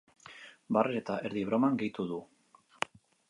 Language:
Basque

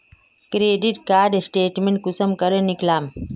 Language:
Magahi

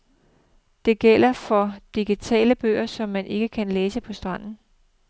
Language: Danish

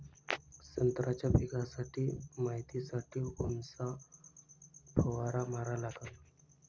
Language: Marathi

